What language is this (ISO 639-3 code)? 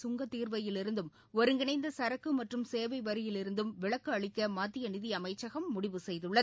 tam